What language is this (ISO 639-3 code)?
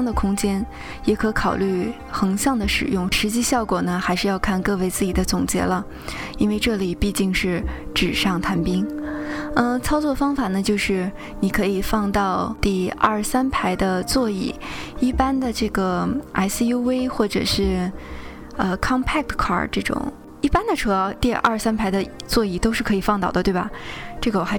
zho